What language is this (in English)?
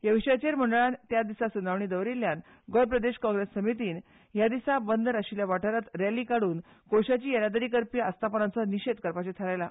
Konkani